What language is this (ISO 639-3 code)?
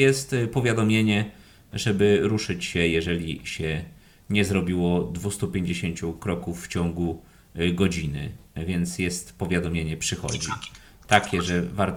pol